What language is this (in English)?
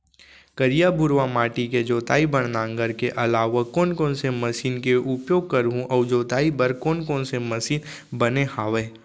Chhattisgarhi